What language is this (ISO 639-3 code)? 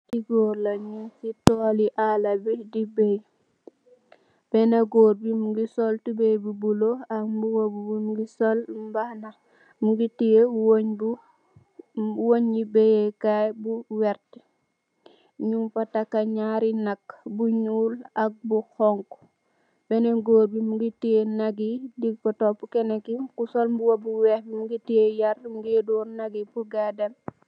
wol